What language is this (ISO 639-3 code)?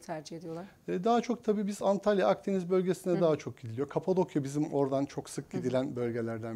tur